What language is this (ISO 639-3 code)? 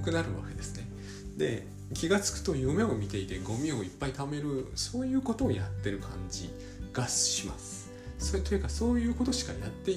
jpn